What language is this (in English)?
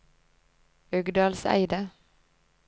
Norwegian